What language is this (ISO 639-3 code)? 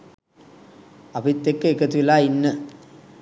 sin